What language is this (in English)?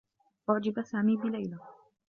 Arabic